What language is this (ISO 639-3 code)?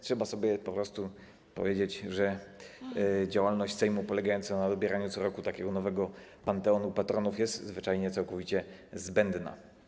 pol